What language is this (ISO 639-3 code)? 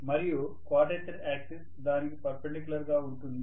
tel